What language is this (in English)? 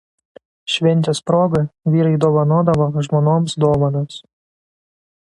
Lithuanian